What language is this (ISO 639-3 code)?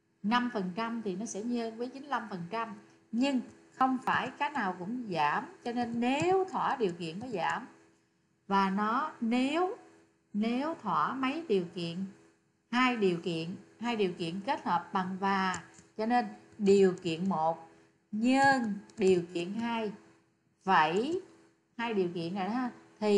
vie